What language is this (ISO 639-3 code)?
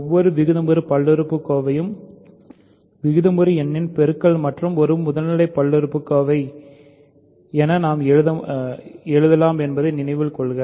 tam